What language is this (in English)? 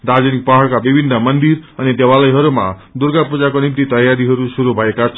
Nepali